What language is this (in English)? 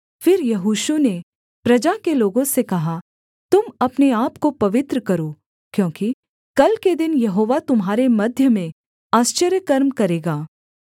Hindi